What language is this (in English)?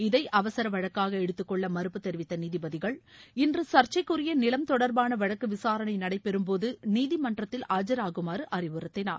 Tamil